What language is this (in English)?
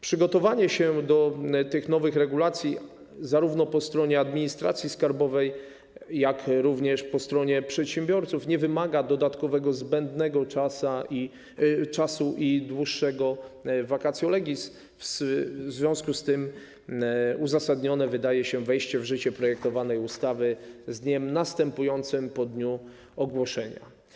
Polish